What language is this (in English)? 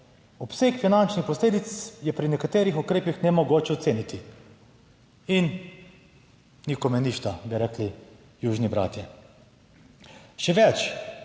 Slovenian